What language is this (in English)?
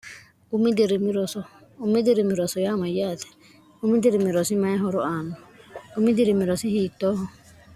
Sidamo